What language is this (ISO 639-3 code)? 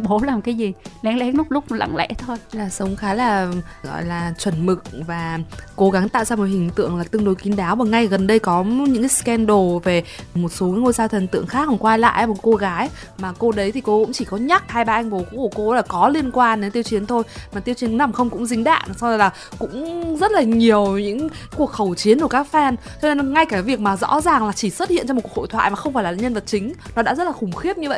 vie